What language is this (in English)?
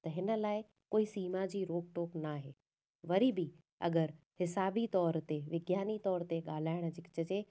Sindhi